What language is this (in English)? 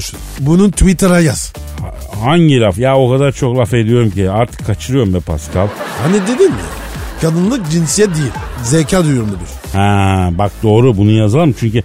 Turkish